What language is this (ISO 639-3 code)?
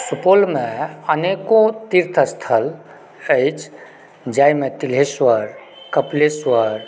mai